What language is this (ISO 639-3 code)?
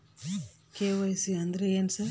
kan